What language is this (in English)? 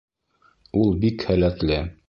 Bashkir